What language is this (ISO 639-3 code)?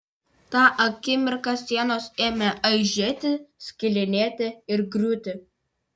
lit